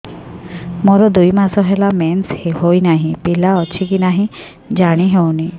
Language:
Odia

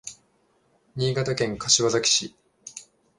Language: Japanese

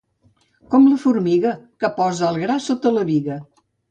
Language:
Catalan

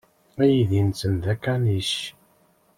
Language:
Kabyle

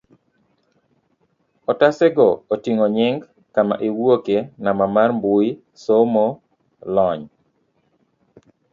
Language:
Luo (Kenya and Tanzania)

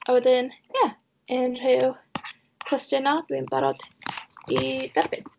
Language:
Welsh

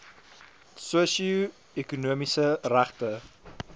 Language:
Afrikaans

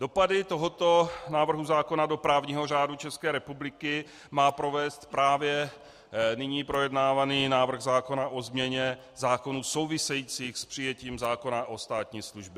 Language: Czech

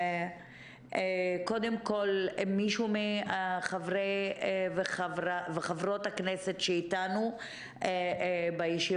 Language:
Hebrew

